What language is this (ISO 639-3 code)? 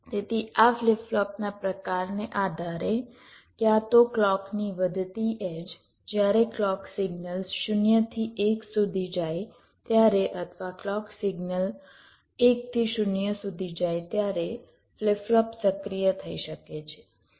guj